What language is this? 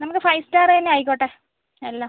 Malayalam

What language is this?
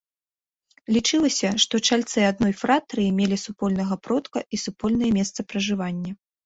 Belarusian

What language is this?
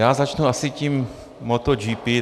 Czech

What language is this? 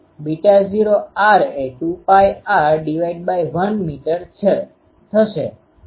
Gujarati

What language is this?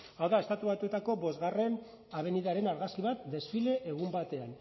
Basque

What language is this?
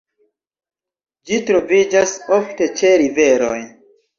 Esperanto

